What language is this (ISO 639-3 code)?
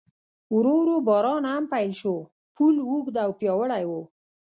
pus